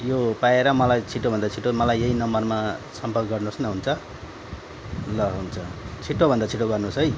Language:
Nepali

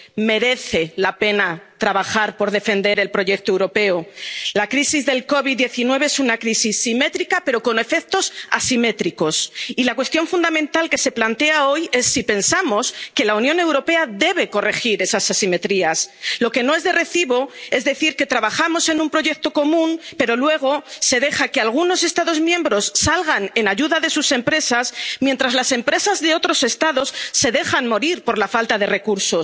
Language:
Spanish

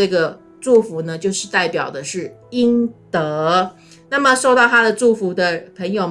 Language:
Chinese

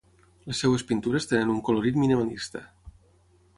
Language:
Catalan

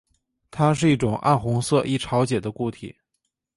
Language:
Chinese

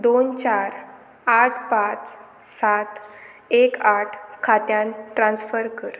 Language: Konkani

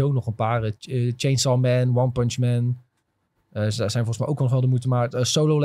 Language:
Dutch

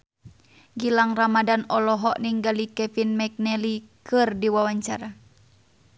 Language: Sundanese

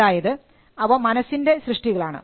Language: Malayalam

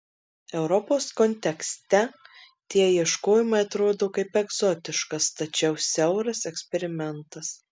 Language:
Lithuanian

